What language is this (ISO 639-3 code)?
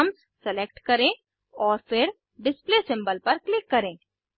hin